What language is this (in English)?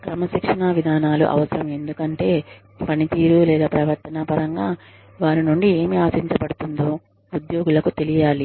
Telugu